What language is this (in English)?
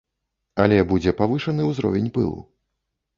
Belarusian